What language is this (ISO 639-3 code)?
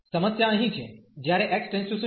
guj